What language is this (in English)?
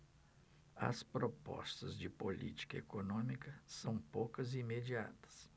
Portuguese